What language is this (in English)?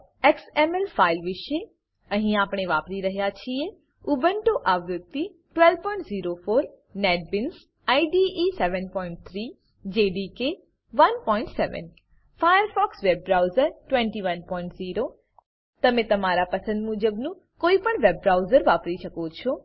Gujarati